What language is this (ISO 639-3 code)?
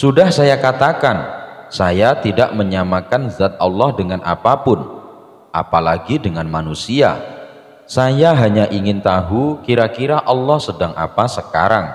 ind